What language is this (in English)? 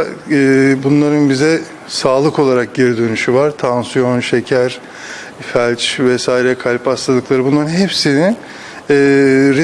Turkish